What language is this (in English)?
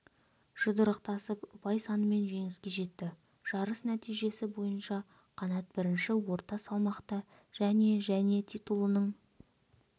Kazakh